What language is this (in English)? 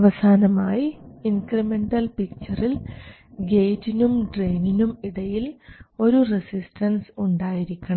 Malayalam